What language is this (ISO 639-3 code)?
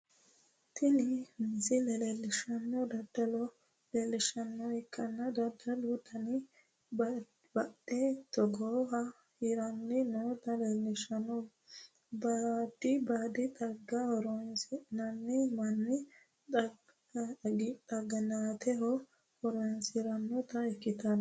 sid